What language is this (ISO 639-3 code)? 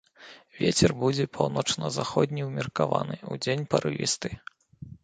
bel